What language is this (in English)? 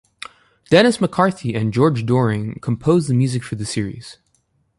English